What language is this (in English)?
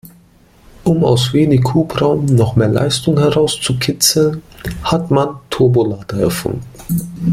German